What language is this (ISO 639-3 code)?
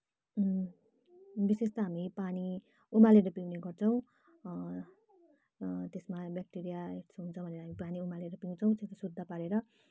nep